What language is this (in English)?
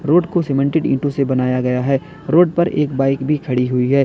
Hindi